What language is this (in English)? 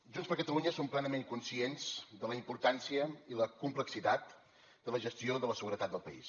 Catalan